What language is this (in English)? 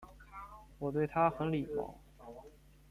Chinese